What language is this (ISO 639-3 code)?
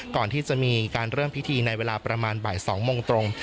tha